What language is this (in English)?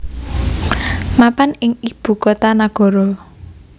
Javanese